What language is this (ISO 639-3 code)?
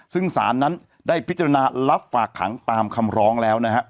tha